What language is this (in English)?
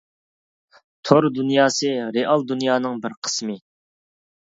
Uyghur